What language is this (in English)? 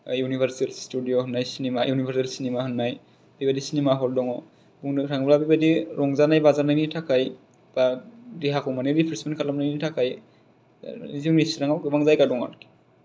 Bodo